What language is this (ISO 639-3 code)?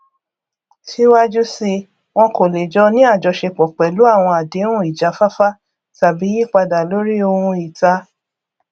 yor